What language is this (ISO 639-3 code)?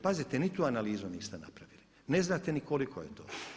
hrv